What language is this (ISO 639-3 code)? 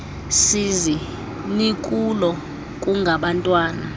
xho